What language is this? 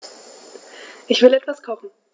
German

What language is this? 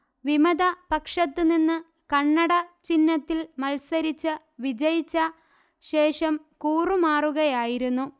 Malayalam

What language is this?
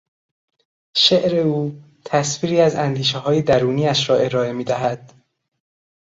Persian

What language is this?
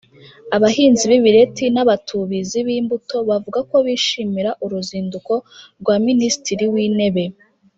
Kinyarwanda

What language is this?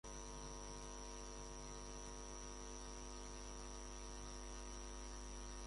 Spanish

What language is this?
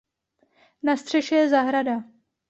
Czech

